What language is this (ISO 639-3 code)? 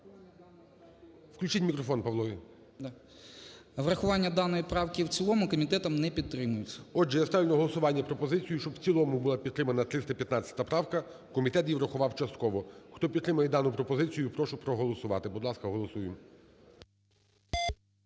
ukr